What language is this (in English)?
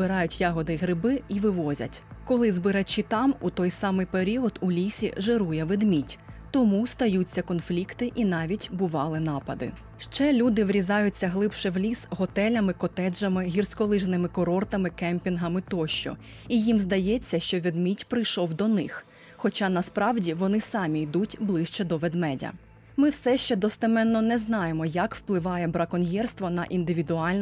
Ukrainian